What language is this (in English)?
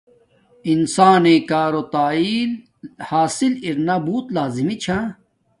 Domaaki